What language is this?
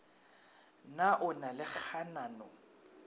Northern Sotho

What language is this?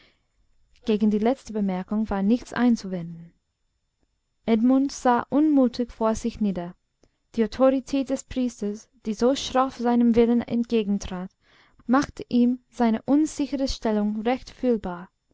German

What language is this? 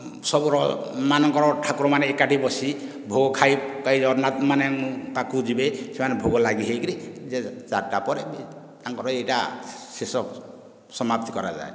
Odia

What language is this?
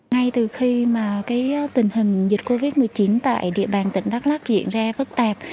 Vietnamese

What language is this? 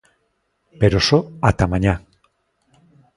Galician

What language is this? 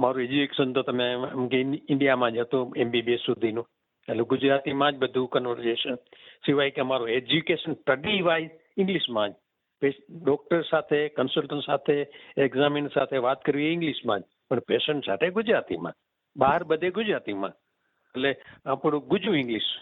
Gujarati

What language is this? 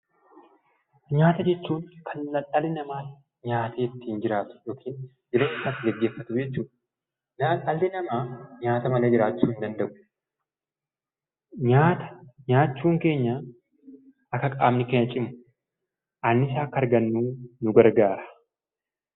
Oromo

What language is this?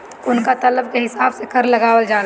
Bhojpuri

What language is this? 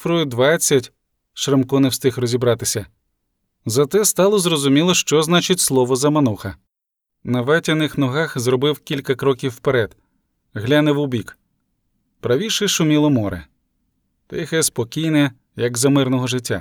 Ukrainian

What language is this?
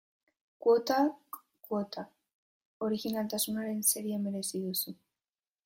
Basque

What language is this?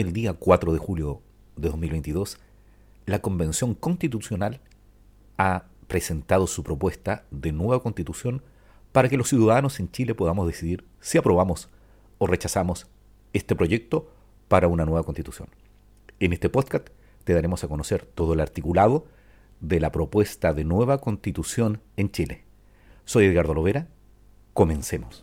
Spanish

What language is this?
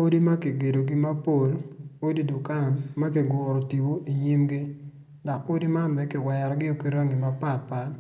Acoli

